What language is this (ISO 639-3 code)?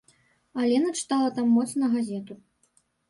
bel